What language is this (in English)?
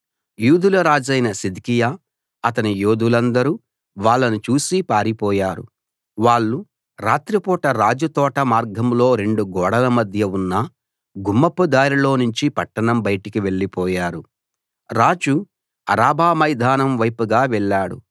Telugu